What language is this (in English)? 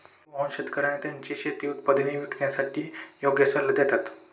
Marathi